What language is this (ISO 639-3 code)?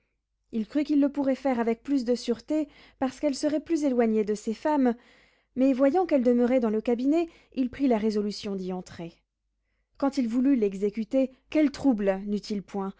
fra